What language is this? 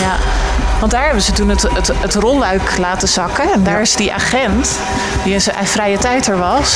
Dutch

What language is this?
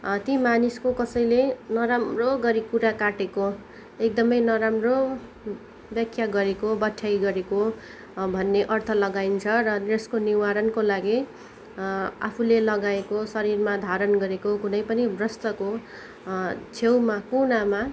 Nepali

